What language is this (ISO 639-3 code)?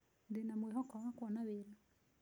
kik